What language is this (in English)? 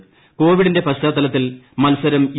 Malayalam